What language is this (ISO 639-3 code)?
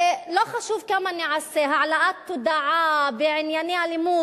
heb